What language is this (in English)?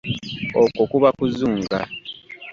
Ganda